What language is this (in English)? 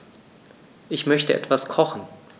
German